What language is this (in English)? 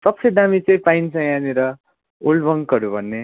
Nepali